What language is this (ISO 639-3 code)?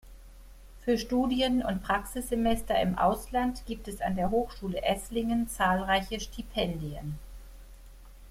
deu